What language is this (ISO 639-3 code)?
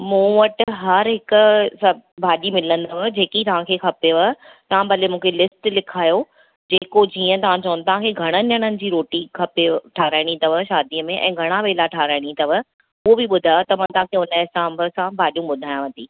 snd